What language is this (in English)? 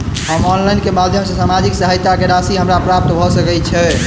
Maithili